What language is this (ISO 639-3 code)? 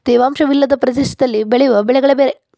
kan